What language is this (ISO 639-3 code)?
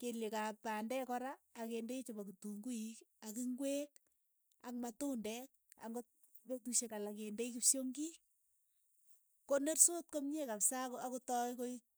eyo